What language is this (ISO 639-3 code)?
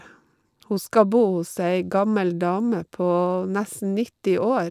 nor